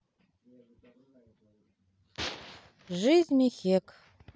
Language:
Russian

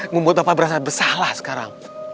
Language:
Indonesian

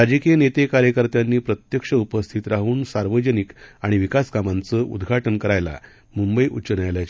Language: Marathi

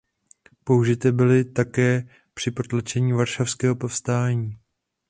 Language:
Czech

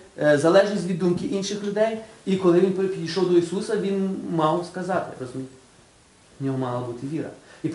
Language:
Ukrainian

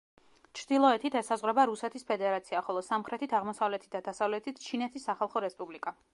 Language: Georgian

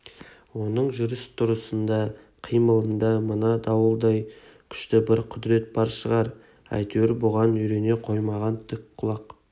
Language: Kazakh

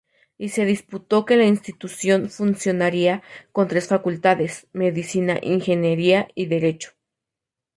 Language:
Spanish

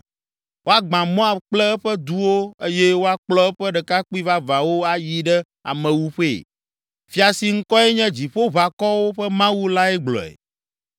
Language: Ewe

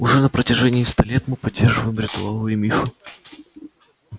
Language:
Russian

